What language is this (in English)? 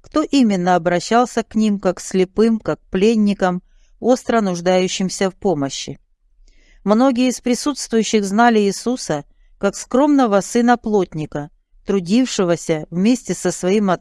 Russian